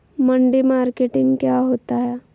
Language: Magahi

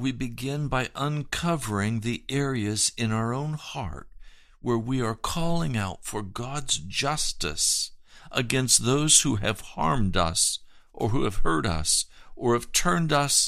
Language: English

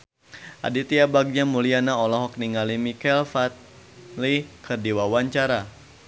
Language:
Sundanese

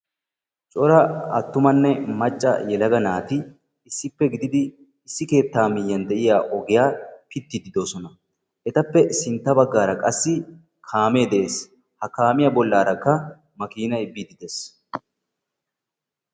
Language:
Wolaytta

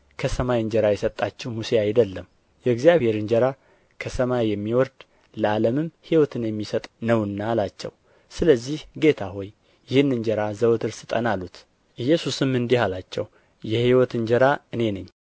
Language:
Amharic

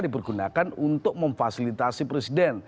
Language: Indonesian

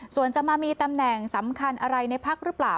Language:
Thai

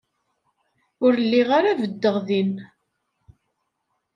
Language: Kabyle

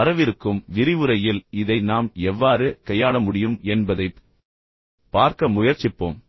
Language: Tamil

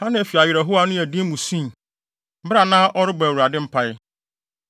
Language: Akan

